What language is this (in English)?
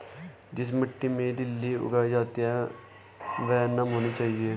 Hindi